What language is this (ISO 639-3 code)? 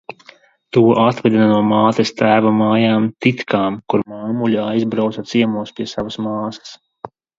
lav